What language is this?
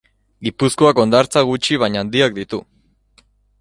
Basque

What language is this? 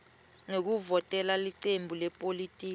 Swati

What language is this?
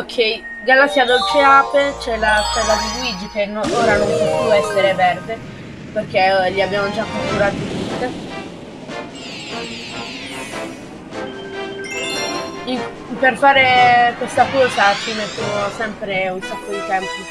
Italian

